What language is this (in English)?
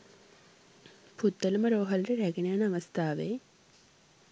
Sinhala